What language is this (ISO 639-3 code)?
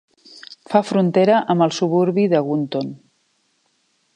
cat